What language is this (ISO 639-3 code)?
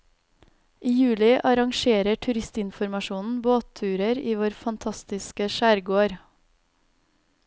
nor